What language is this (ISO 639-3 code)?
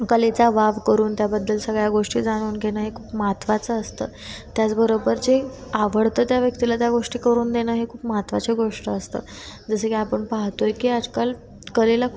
mar